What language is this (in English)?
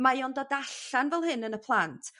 Welsh